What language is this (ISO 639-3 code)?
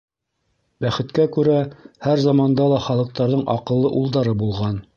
bak